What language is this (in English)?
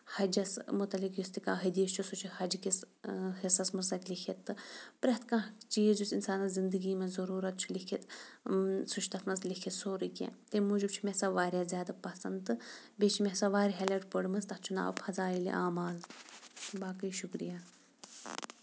Kashmiri